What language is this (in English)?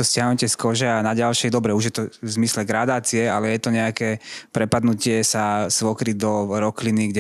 Slovak